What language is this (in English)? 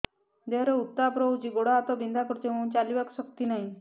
Odia